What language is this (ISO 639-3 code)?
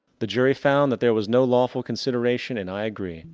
eng